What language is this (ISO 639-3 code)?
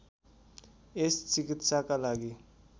nep